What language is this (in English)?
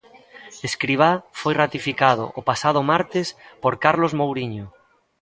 Galician